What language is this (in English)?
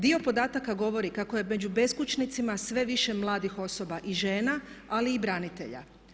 Croatian